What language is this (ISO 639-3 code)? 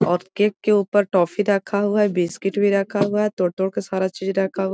mag